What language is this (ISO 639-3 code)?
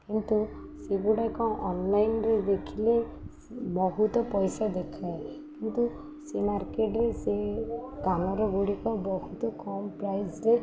ori